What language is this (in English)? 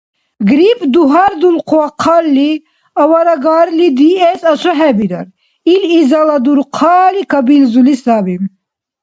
Dargwa